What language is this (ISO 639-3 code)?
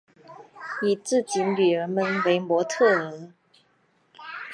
zho